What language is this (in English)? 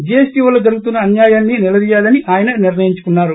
Telugu